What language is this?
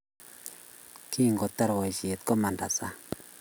Kalenjin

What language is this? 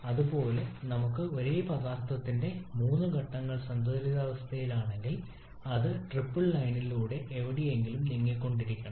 Malayalam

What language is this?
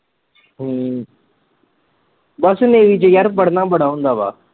Punjabi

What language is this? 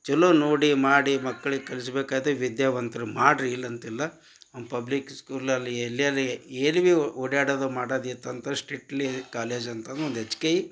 Kannada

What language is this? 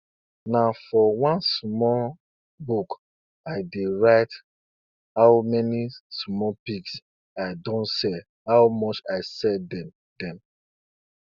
Nigerian Pidgin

